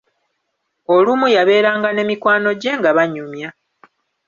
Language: Ganda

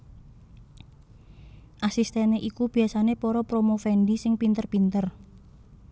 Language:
Javanese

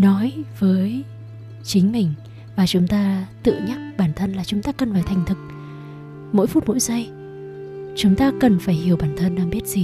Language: Vietnamese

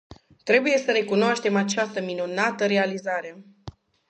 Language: Romanian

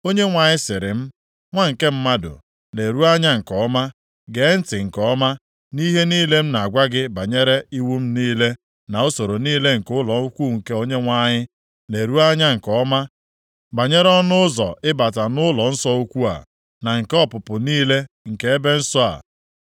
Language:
Igbo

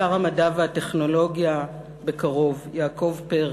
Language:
Hebrew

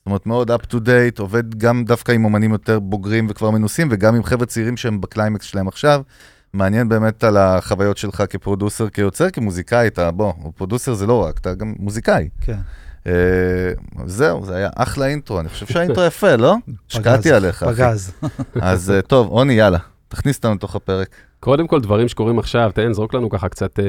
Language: Hebrew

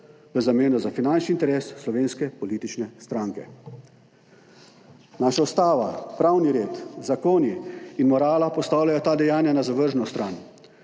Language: Slovenian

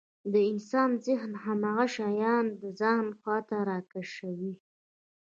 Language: Pashto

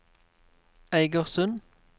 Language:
Norwegian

